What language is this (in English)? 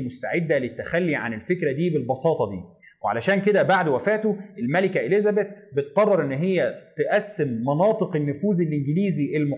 Arabic